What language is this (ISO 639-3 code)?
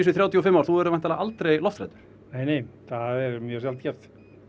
isl